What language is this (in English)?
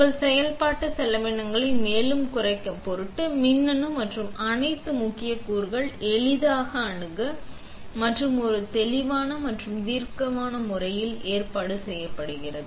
Tamil